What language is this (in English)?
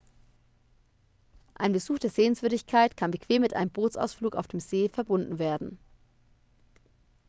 German